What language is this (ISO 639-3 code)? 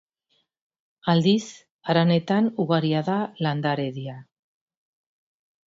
eus